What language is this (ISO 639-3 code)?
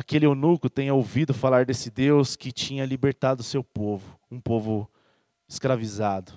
por